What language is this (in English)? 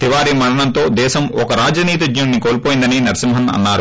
Telugu